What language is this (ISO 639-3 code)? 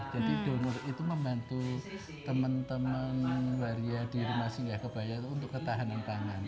ind